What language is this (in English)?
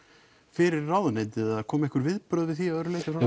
Icelandic